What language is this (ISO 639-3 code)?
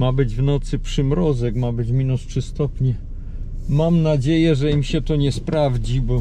pol